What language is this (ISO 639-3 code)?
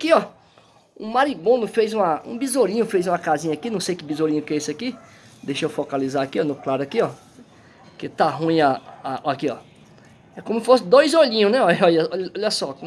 por